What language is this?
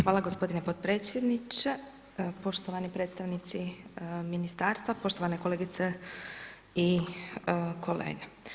Croatian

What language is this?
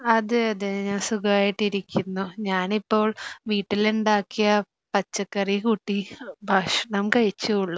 Malayalam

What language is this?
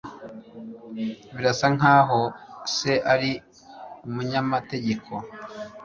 Kinyarwanda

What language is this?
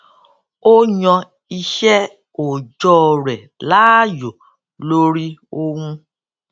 Yoruba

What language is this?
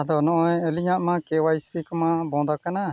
Santali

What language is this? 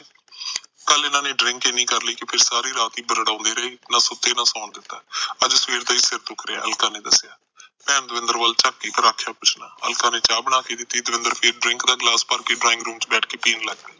Punjabi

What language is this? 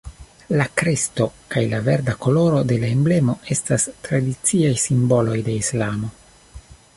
Esperanto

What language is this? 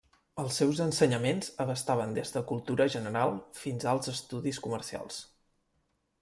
Catalan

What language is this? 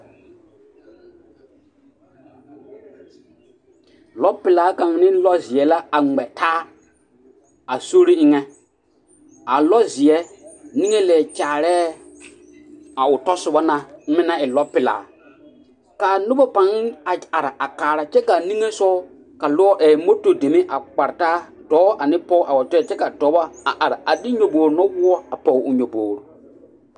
Southern Dagaare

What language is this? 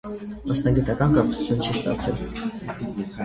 Armenian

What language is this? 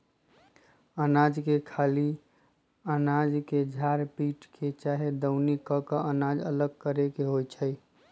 Magahi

